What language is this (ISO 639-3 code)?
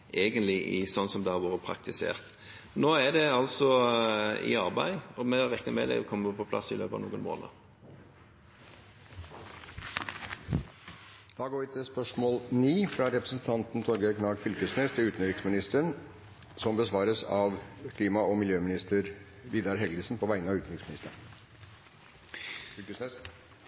nor